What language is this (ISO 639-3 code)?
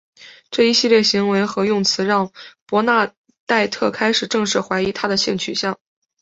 zho